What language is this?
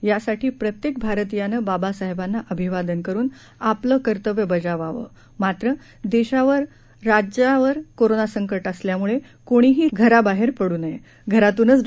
Marathi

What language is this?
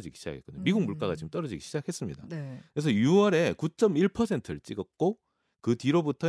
Korean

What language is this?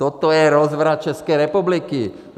Czech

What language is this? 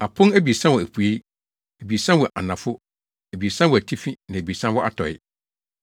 Akan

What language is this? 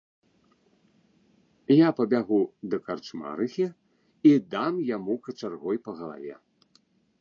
Belarusian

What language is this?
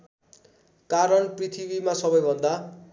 Nepali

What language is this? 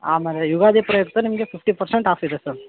Kannada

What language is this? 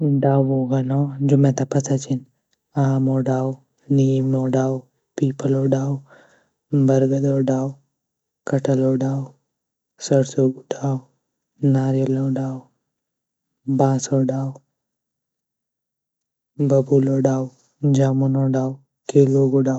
Garhwali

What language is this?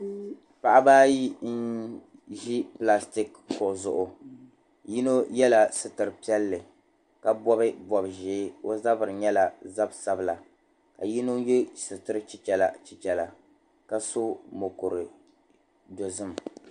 Dagbani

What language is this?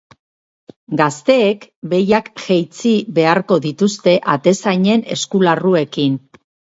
Basque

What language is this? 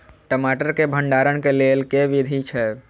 Maithili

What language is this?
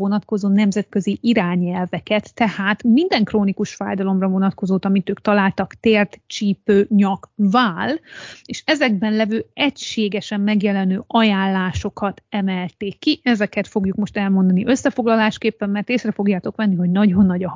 Hungarian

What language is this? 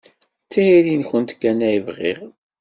Kabyle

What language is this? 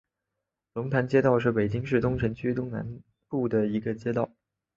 Chinese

